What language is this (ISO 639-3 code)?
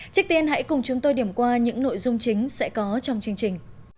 vie